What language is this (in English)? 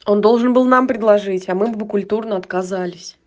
Russian